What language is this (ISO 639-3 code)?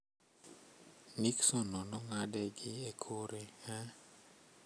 luo